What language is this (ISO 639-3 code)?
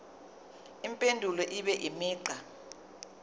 zul